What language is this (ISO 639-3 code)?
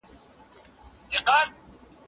pus